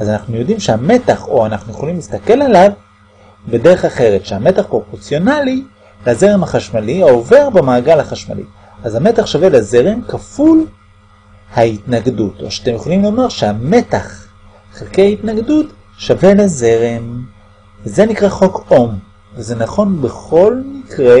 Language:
Hebrew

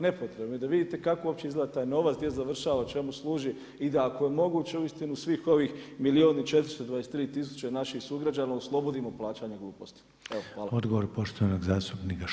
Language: Croatian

